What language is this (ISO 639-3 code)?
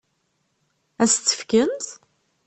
kab